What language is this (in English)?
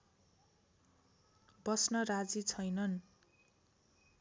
Nepali